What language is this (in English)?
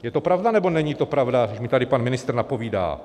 Czech